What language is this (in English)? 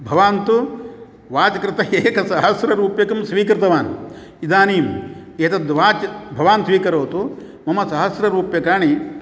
Sanskrit